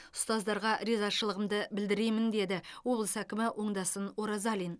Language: Kazakh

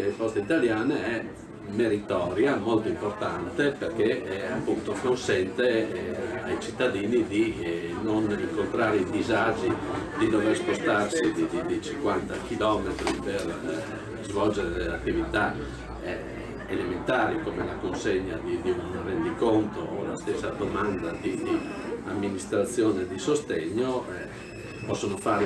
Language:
Italian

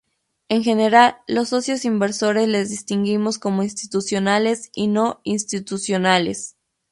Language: Spanish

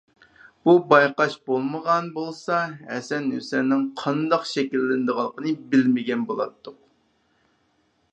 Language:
Uyghur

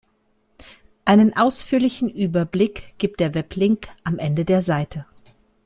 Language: German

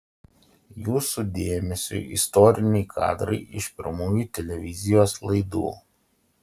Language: Lithuanian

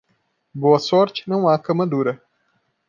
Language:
Portuguese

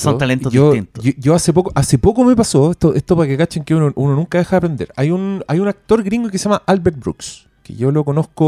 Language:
Spanish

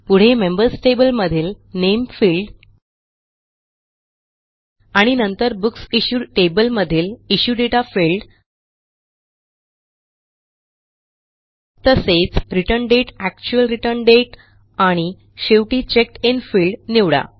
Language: Marathi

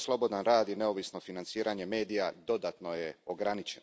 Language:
Croatian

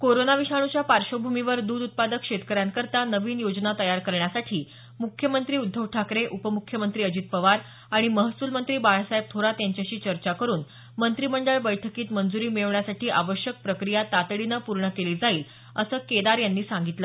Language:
Marathi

